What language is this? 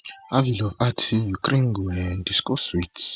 Nigerian Pidgin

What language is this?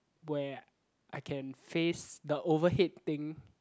English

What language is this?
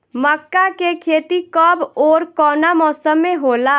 Bhojpuri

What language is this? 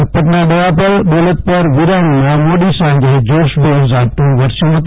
Gujarati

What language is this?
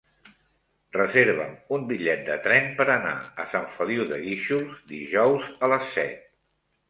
Catalan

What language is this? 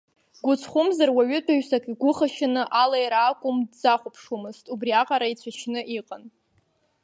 Abkhazian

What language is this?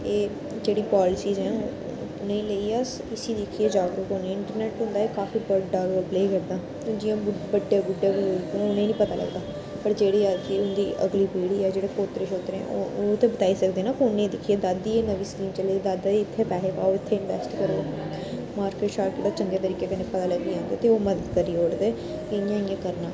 Dogri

